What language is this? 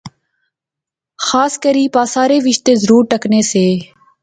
Pahari-Potwari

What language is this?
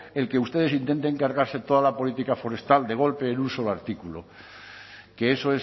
Spanish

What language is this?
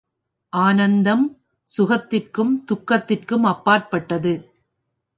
Tamil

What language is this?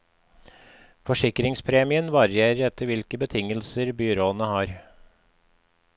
Norwegian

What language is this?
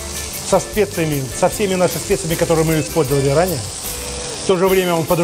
Russian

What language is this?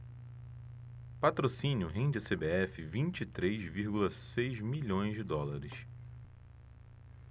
Portuguese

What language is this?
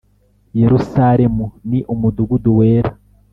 Kinyarwanda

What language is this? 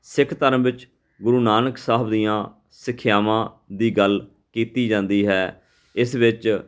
Punjabi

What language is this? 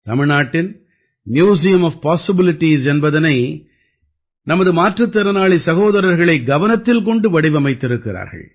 Tamil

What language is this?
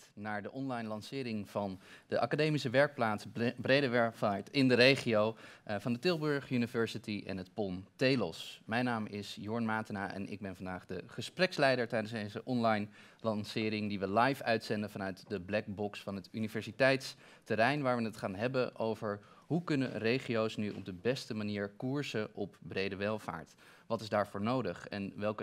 Dutch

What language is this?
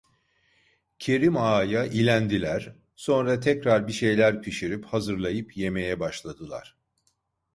Turkish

